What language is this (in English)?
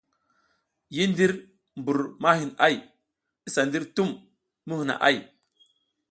South Giziga